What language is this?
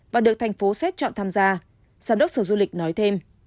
Vietnamese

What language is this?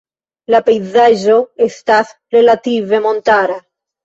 Esperanto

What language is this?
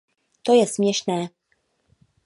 Czech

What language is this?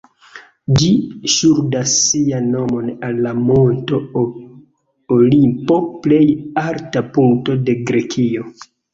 Esperanto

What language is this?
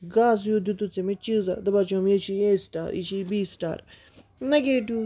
Kashmiri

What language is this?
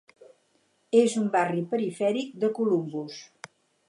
Catalan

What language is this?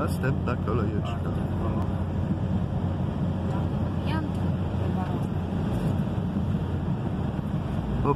Polish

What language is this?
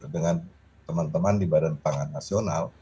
Indonesian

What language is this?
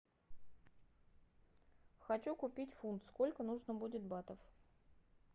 Russian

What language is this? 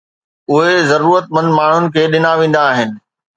Sindhi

